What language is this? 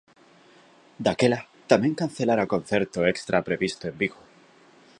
Galician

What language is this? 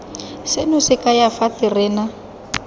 Tswana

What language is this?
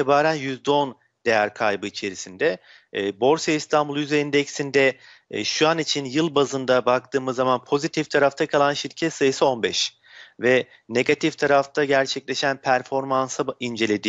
Turkish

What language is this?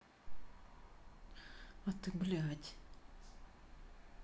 Russian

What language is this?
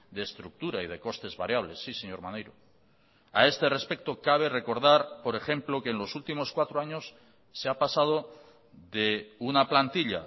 Spanish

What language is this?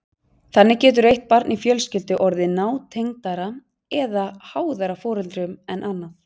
Icelandic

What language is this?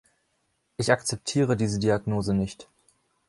German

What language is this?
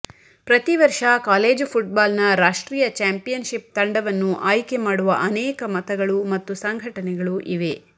Kannada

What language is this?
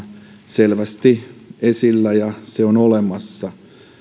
Finnish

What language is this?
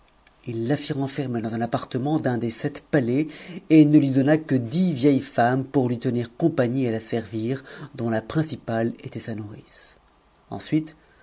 French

